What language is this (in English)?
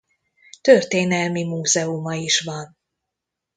Hungarian